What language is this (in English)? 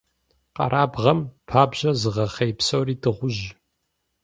Kabardian